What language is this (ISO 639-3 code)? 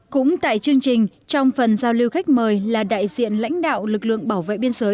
vie